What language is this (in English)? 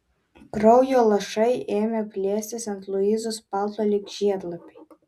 Lithuanian